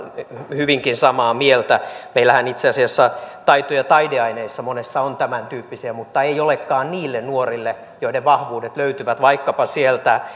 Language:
Finnish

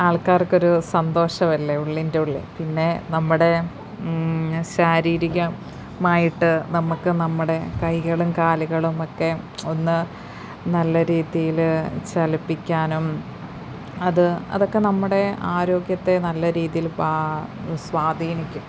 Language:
Malayalam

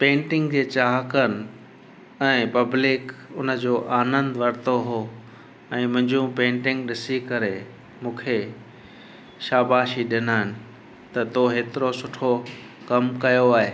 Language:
Sindhi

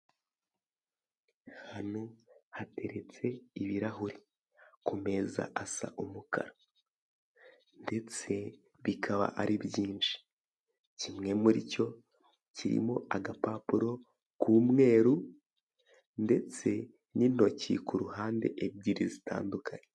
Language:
Kinyarwanda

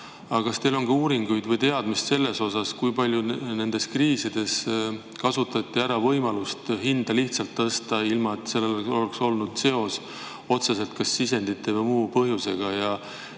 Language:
Estonian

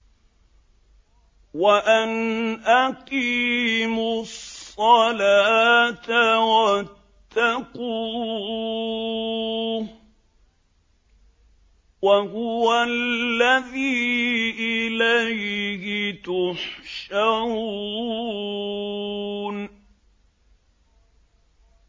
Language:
Arabic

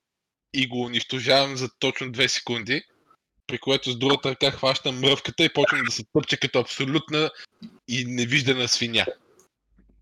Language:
Bulgarian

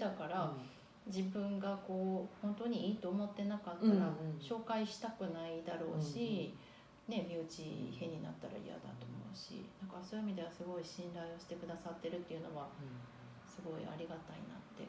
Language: Japanese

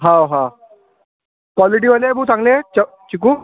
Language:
Marathi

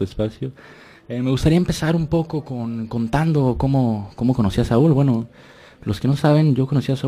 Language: Spanish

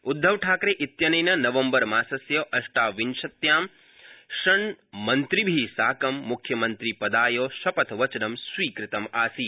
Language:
Sanskrit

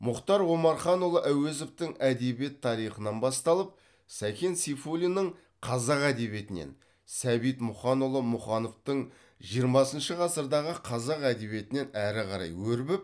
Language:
Kazakh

